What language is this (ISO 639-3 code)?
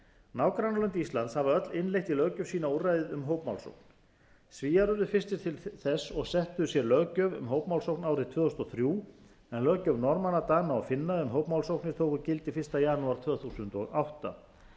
isl